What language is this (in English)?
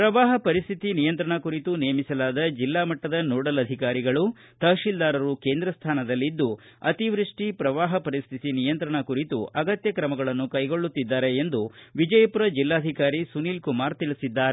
Kannada